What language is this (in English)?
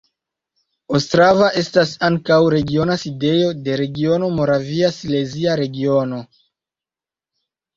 Esperanto